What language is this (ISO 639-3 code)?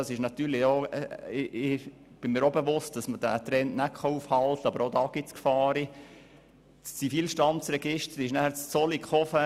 gsw